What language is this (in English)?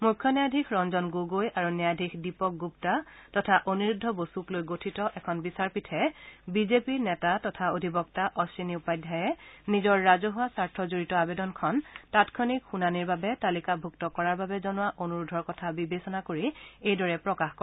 Assamese